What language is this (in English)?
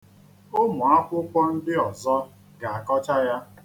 Igbo